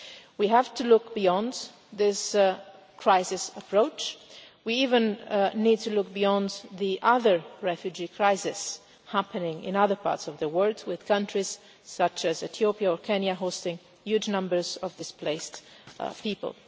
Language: English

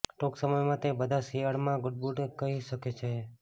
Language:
Gujarati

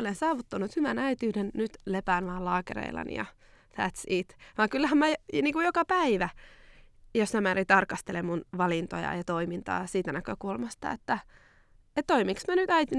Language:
Finnish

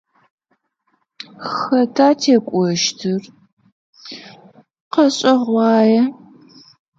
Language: Adyghe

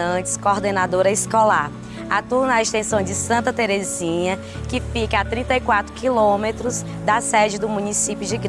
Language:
Portuguese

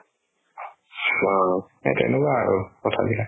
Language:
Assamese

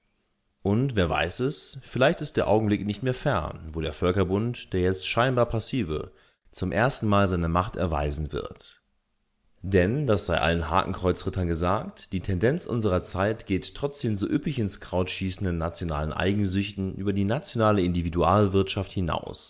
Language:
German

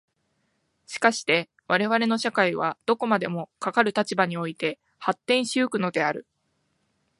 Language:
Japanese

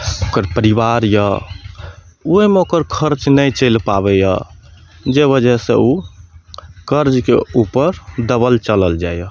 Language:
Maithili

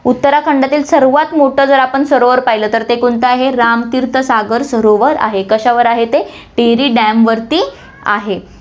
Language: Marathi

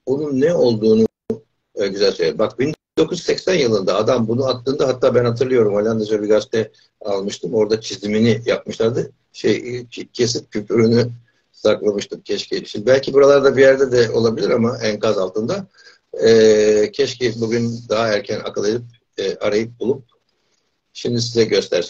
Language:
Turkish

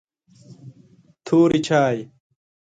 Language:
Pashto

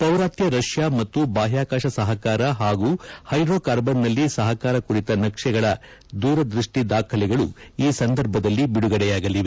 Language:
Kannada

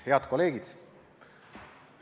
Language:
Estonian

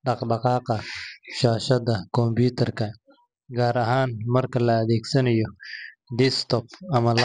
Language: Somali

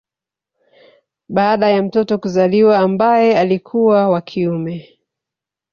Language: Swahili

